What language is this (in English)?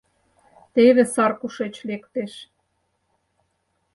Mari